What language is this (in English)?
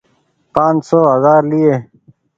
Goaria